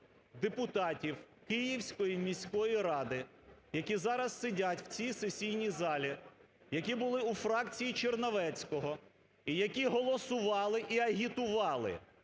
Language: Ukrainian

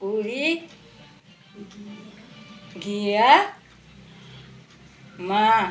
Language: Nepali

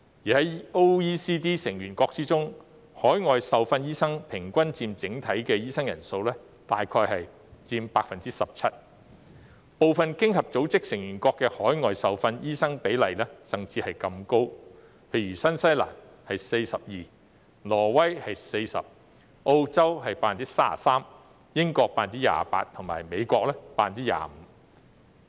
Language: Cantonese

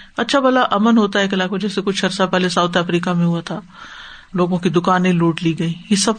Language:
Urdu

